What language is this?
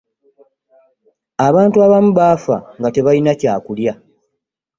Ganda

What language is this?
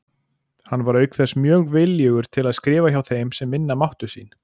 Icelandic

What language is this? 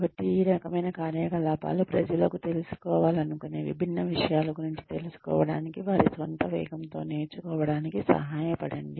Telugu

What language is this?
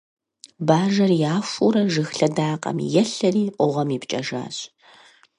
Kabardian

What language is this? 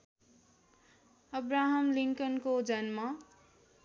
Nepali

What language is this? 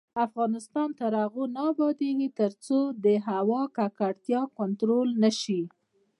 Pashto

